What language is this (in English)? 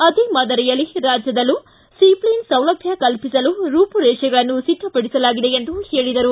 Kannada